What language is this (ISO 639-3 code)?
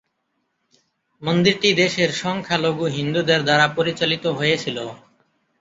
ben